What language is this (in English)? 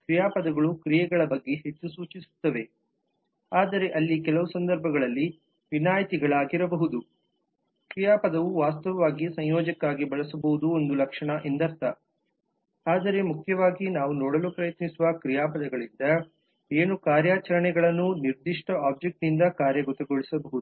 Kannada